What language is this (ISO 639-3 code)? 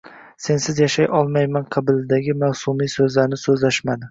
uzb